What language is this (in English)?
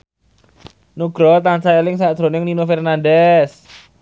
Javanese